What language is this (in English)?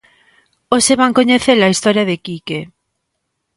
Galician